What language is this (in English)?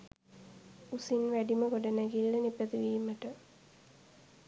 Sinhala